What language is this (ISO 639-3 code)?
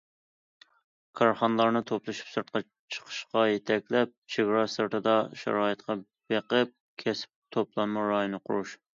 uig